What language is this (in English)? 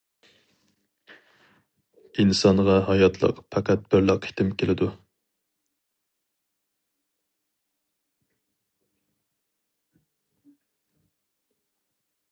Uyghur